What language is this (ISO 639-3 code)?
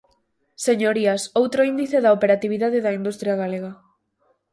glg